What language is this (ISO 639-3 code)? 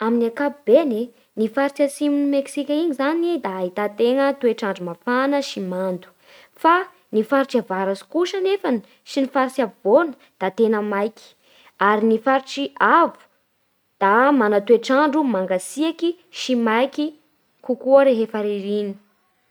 bhr